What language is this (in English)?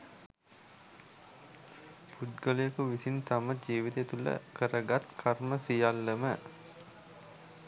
Sinhala